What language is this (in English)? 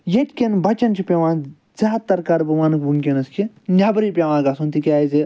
Kashmiri